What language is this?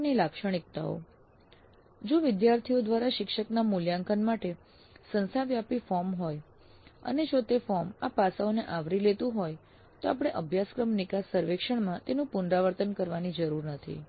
Gujarati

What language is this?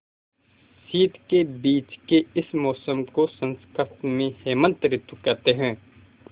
Hindi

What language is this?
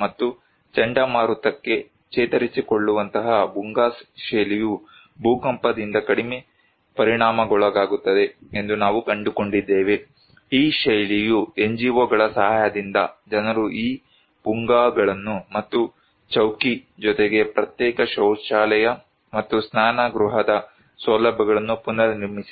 Kannada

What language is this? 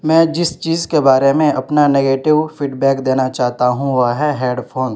Urdu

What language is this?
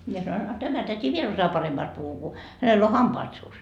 Finnish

